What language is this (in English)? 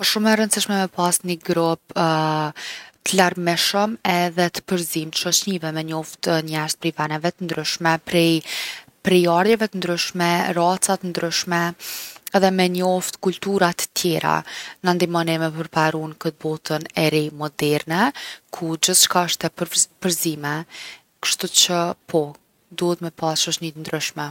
Gheg Albanian